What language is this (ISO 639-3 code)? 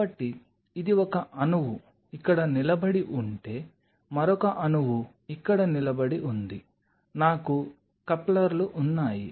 tel